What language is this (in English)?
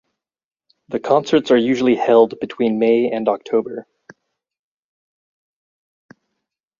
English